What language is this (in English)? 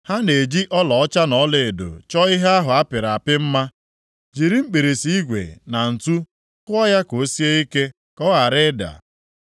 Igbo